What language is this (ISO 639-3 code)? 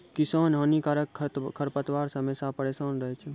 mai